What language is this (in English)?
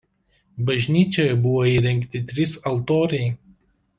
Lithuanian